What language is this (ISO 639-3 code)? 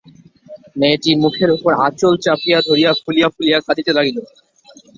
ben